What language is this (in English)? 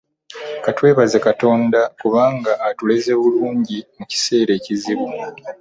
Ganda